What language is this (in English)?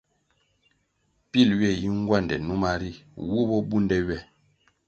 Kwasio